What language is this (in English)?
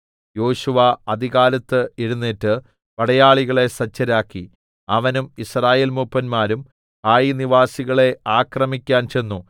Malayalam